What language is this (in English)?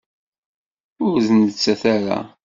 Kabyle